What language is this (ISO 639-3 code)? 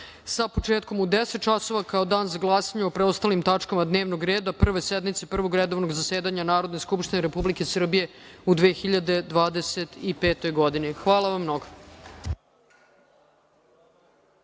srp